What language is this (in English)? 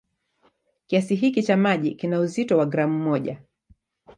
Swahili